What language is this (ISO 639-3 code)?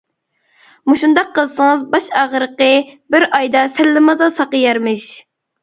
uig